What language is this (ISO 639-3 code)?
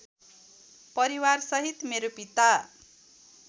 nep